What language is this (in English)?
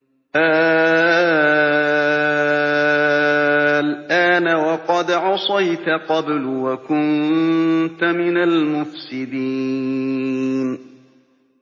Arabic